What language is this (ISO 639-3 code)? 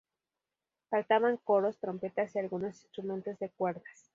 spa